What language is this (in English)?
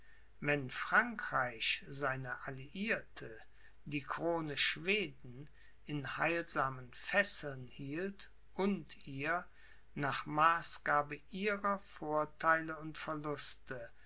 German